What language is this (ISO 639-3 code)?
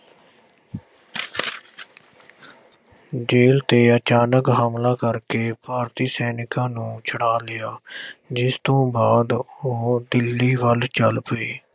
pan